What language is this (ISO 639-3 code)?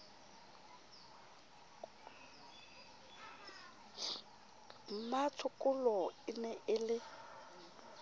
sot